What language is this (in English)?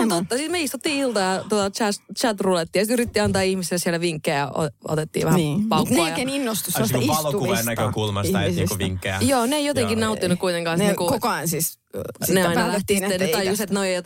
Finnish